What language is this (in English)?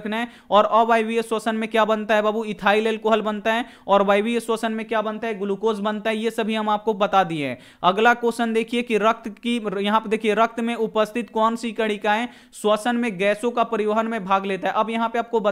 Hindi